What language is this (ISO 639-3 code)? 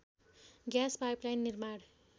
nep